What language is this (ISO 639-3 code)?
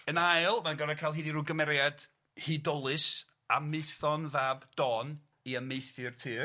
cym